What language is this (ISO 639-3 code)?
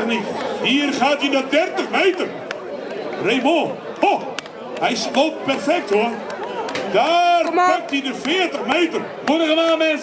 nld